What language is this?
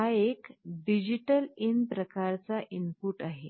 Marathi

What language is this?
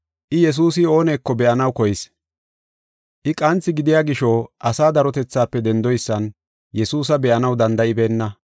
Gofa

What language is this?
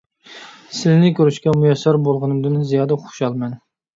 Uyghur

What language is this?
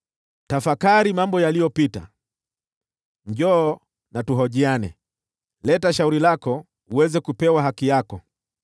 Swahili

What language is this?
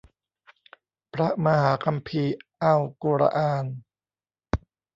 Thai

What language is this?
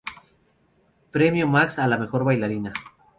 Spanish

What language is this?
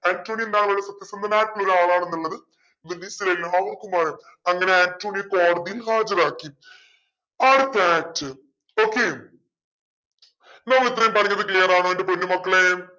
Malayalam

